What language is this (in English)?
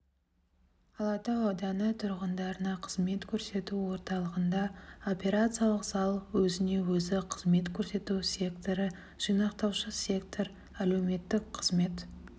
Kazakh